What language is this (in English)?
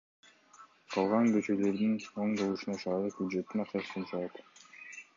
Kyrgyz